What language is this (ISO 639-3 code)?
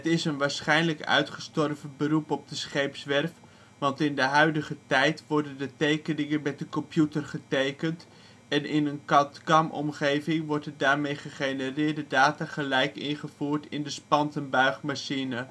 nld